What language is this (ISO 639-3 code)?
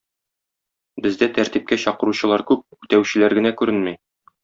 tat